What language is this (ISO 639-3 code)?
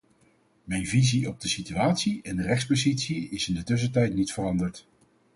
nld